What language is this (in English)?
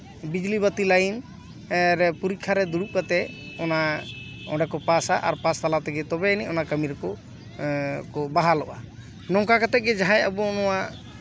Santali